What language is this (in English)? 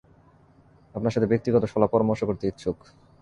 Bangla